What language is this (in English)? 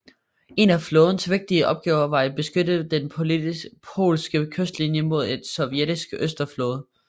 Danish